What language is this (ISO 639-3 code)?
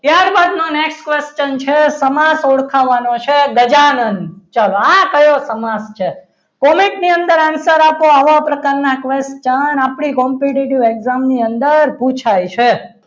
guj